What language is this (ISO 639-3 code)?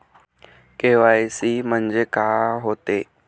mar